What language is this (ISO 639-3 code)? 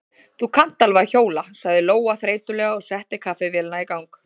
isl